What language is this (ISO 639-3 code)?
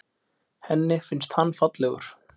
isl